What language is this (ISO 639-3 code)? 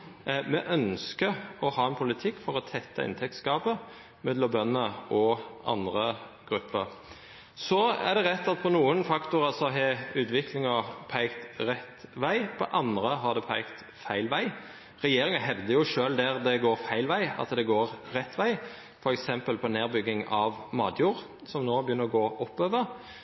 nno